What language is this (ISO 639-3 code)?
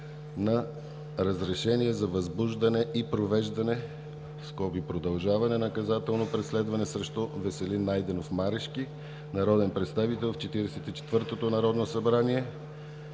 bul